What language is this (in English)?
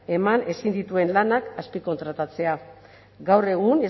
Basque